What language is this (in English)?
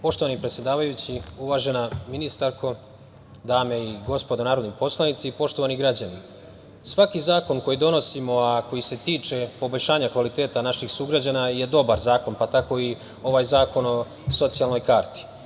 Serbian